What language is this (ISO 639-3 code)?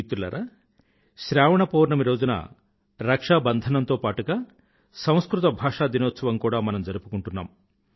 tel